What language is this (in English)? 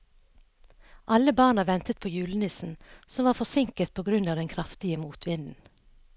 Norwegian